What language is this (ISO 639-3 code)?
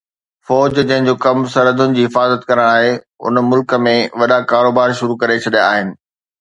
snd